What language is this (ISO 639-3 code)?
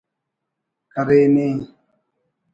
brh